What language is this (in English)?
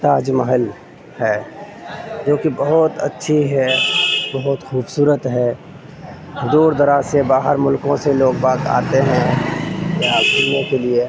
Urdu